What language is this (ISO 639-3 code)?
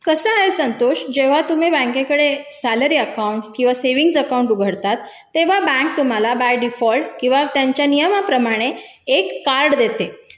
mar